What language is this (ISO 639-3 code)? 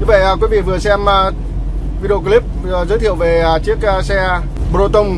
vie